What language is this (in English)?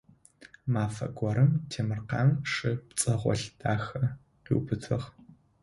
Adyghe